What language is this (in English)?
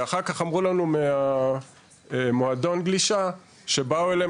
Hebrew